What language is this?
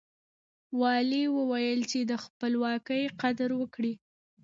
Pashto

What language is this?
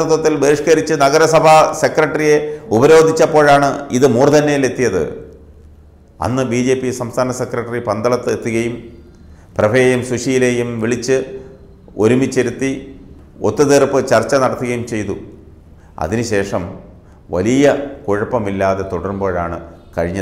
Indonesian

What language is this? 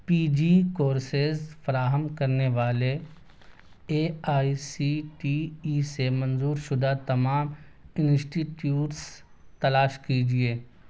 Urdu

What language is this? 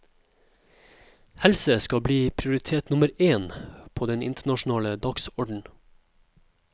Norwegian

